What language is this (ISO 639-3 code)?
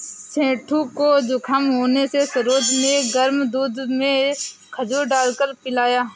hin